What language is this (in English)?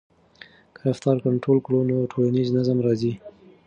Pashto